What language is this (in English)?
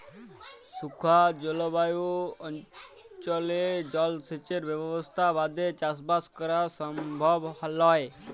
Bangla